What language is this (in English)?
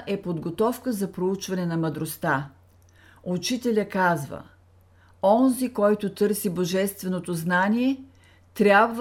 Bulgarian